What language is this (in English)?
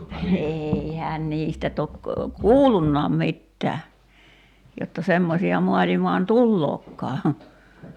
Finnish